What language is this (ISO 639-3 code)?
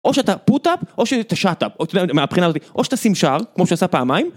heb